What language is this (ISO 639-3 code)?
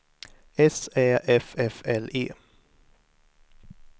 swe